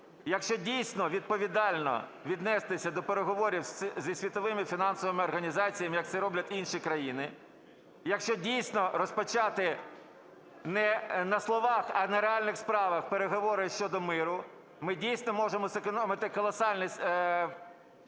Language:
Ukrainian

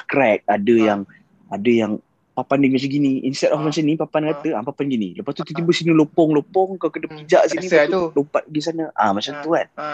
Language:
Malay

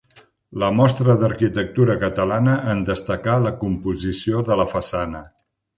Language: Catalan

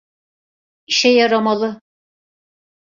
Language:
Turkish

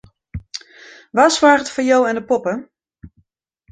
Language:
Western Frisian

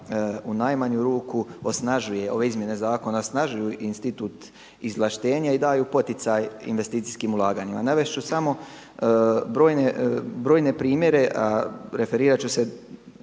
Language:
Croatian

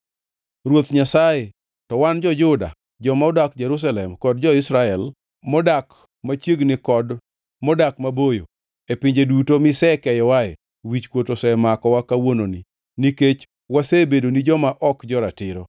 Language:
Luo (Kenya and Tanzania)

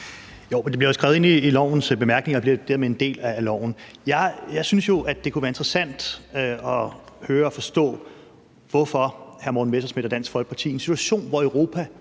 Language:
Danish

